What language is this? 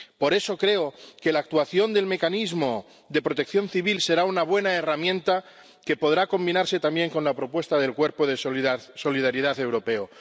Spanish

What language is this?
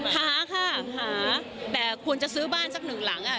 Thai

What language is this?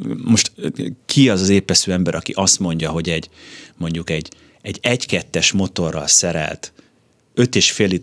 Hungarian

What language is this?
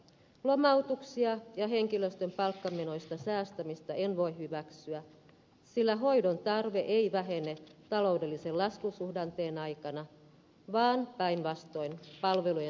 Finnish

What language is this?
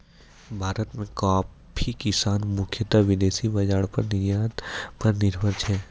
Maithili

